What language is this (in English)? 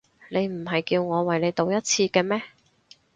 Cantonese